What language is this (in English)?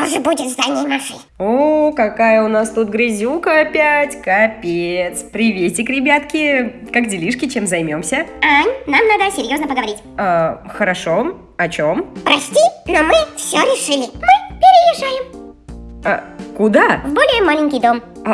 Russian